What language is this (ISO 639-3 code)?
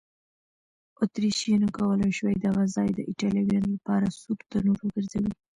pus